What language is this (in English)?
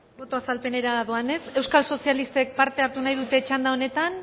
Basque